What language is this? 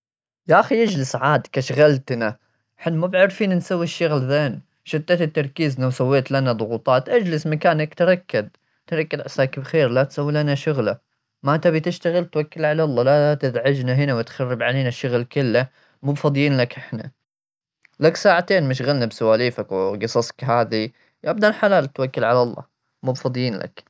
Gulf Arabic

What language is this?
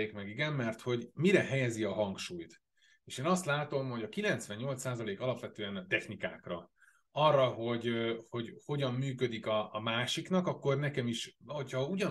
Hungarian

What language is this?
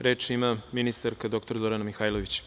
Serbian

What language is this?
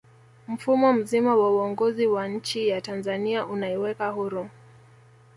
Swahili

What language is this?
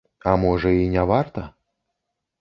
Belarusian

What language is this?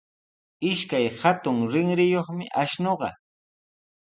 Sihuas Ancash Quechua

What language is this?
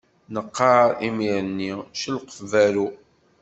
Kabyle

